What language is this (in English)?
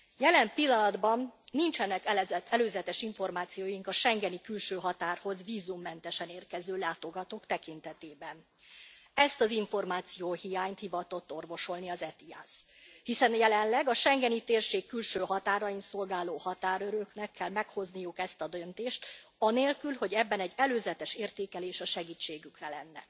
Hungarian